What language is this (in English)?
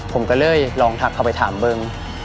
Thai